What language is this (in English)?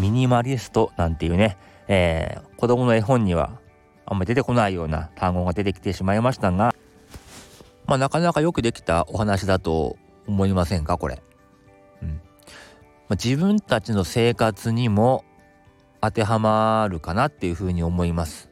Japanese